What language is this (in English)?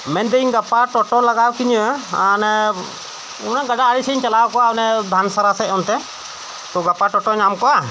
Santali